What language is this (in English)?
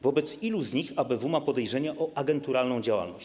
Polish